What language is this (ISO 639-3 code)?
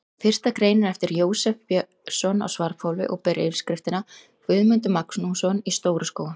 isl